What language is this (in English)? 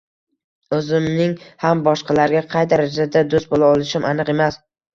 Uzbek